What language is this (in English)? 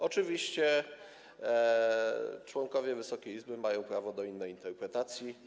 Polish